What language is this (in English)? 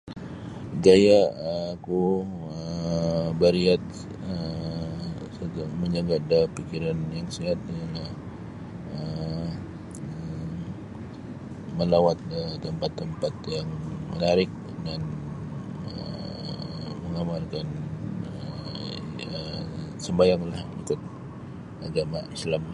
Sabah Bisaya